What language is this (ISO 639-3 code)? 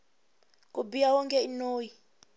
tso